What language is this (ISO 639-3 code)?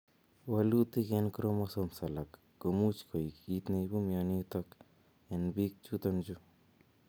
kln